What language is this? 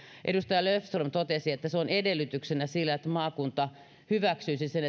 Finnish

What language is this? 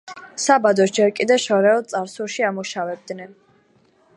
Georgian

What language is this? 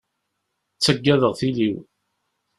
Kabyle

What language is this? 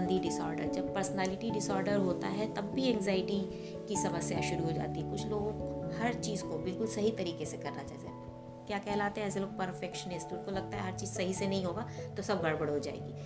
Hindi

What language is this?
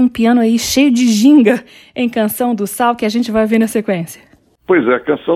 Portuguese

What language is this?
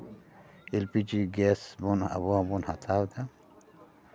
Santali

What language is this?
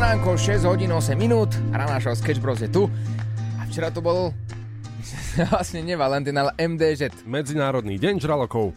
Slovak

